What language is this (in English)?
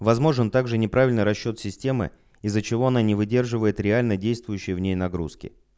Russian